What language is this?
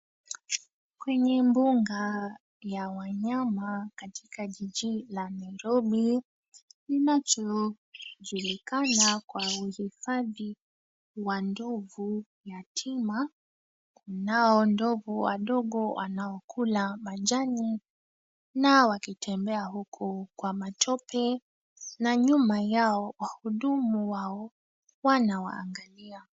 Swahili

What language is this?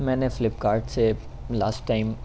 Urdu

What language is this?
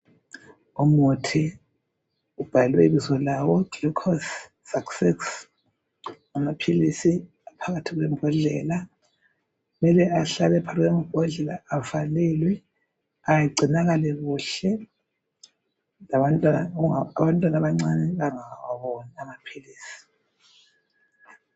North Ndebele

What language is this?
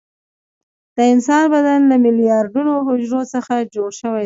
Pashto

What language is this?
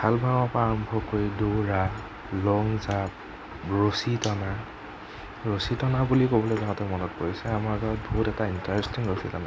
Assamese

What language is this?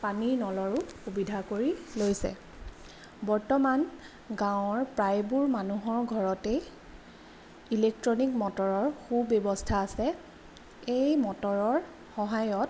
Assamese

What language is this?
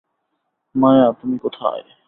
Bangla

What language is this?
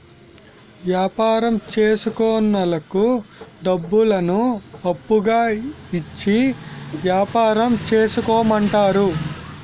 Telugu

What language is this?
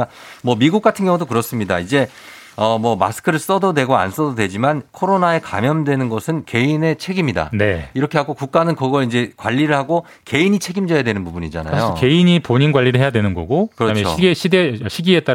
Korean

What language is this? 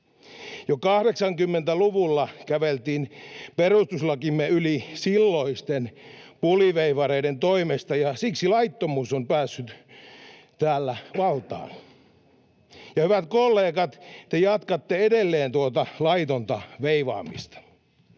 Finnish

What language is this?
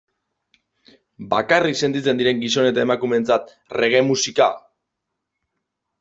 Basque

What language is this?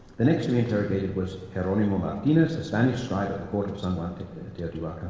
English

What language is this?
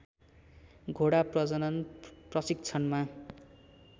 Nepali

